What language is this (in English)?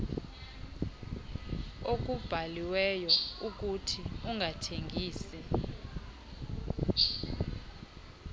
Xhosa